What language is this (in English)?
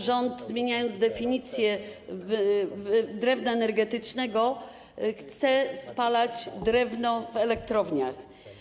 Polish